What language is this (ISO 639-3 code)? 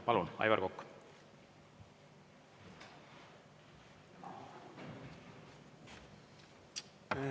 est